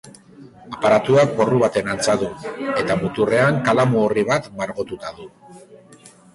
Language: Basque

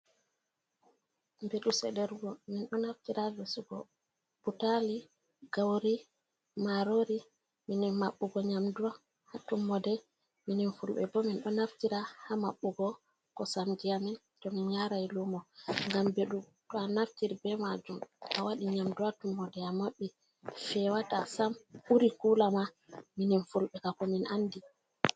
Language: Fula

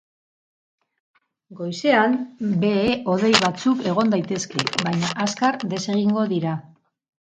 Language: Basque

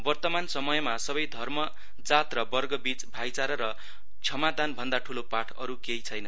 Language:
Nepali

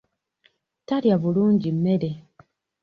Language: Ganda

